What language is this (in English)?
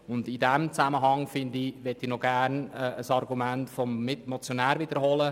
Swiss German